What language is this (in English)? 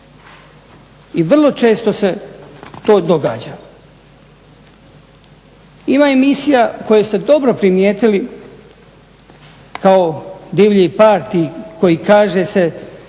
Croatian